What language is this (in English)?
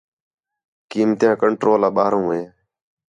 Khetrani